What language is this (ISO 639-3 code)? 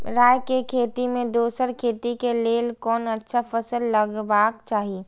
mai